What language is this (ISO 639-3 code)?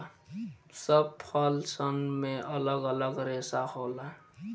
bho